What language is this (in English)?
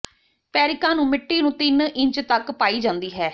Punjabi